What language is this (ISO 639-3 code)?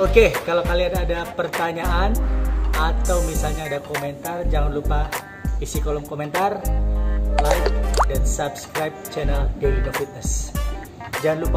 ind